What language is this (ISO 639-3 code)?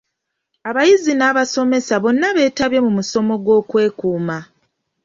lug